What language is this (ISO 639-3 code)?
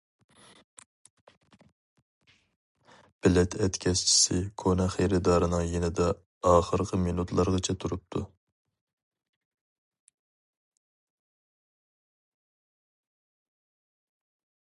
uig